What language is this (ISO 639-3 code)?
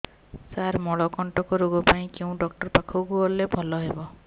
ori